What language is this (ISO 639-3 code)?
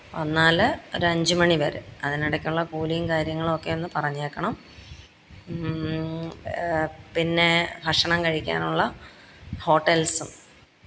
mal